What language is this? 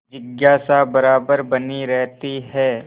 Hindi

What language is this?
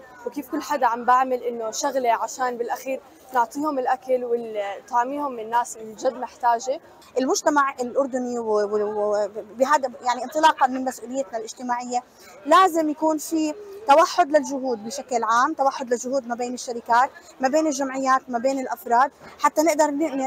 Arabic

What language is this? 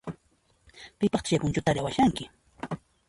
Puno Quechua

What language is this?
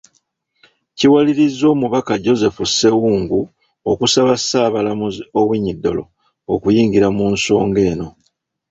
Ganda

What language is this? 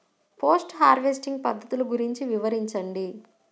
Telugu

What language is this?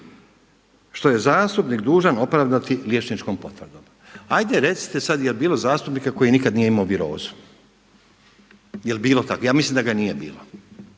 Croatian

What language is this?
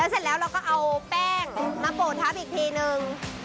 Thai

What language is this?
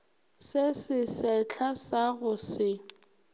Northern Sotho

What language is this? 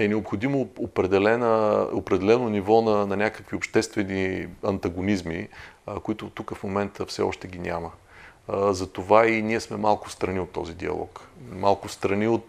Bulgarian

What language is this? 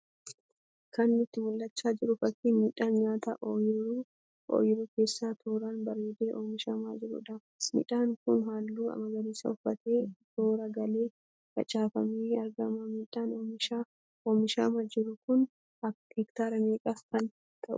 Oromo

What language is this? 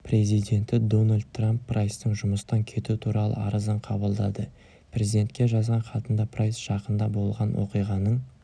Kazakh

